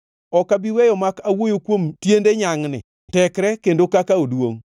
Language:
Luo (Kenya and Tanzania)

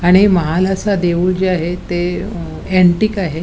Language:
Marathi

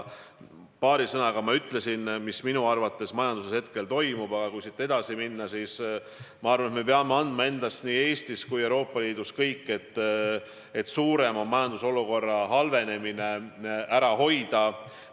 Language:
Estonian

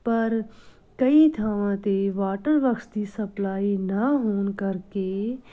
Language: Punjabi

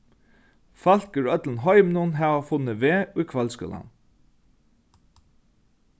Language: Faroese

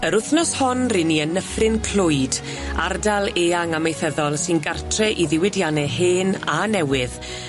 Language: Welsh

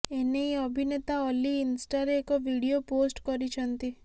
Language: Odia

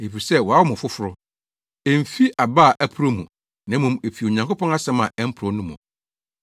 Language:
Akan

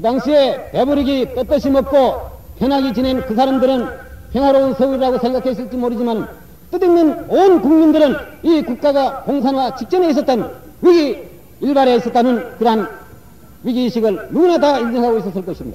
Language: Korean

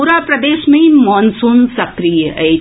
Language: Maithili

